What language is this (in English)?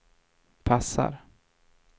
Swedish